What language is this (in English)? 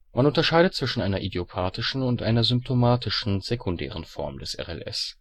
German